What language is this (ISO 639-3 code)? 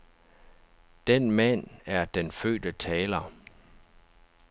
dan